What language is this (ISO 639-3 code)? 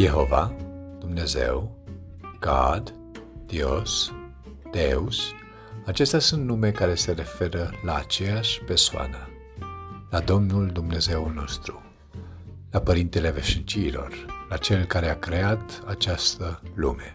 ron